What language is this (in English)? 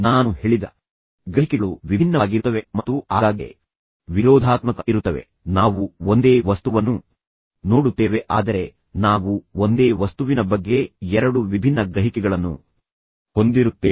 Kannada